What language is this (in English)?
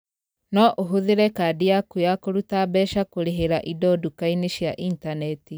Kikuyu